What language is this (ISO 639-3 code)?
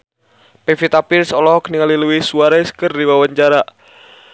sun